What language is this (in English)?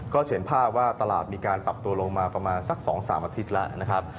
Thai